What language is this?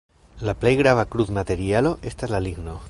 Esperanto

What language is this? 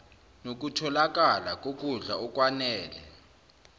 Zulu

